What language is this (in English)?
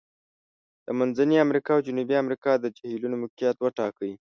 Pashto